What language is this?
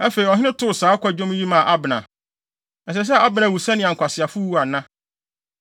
Akan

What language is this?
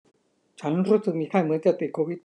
Thai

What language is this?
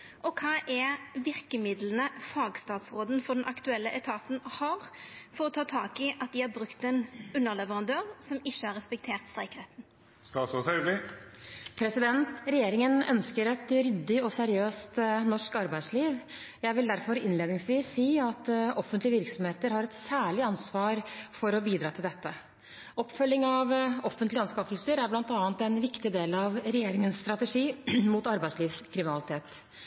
Norwegian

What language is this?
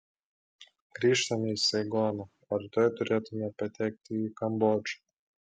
Lithuanian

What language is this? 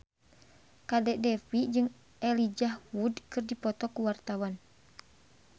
Sundanese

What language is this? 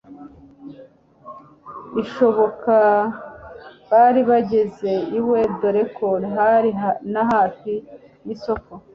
Kinyarwanda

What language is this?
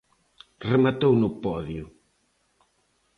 Galician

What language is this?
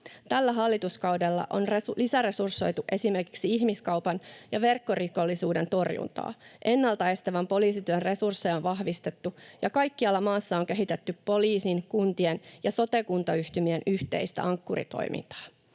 Finnish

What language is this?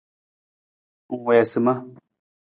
Nawdm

